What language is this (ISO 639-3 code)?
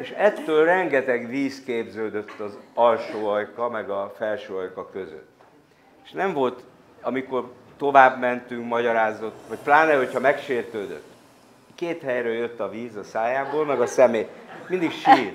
hun